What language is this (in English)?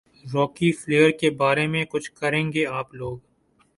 Urdu